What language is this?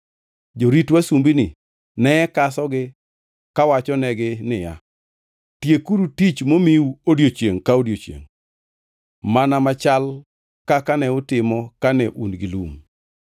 Luo (Kenya and Tanzania)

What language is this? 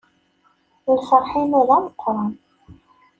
Kabyle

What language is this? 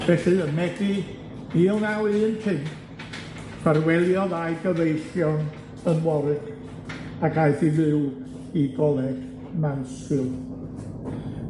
Welsh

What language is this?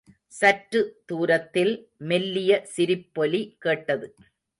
Tamil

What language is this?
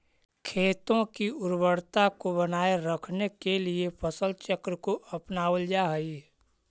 Magahi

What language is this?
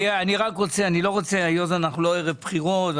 Hebrew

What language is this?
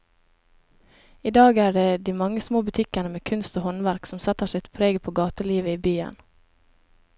Norwegian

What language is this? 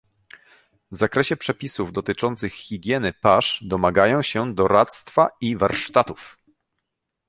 Polish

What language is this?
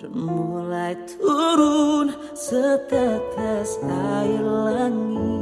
Indonesian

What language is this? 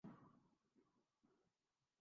Urdu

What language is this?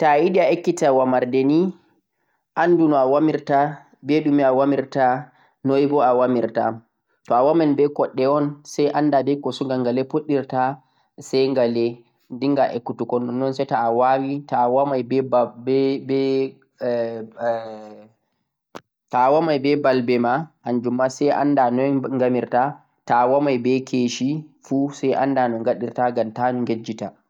Central-Eastern Niger Fulfulde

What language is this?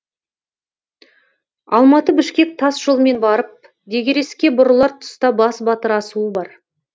Kazakh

